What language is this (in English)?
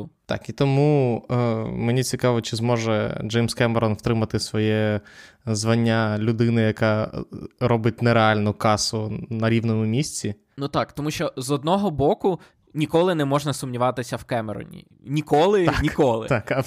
Ukrainian